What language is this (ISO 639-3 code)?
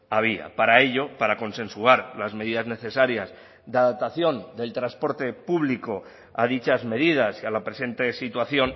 spa